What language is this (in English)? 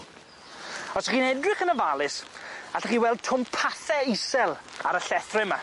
Welsh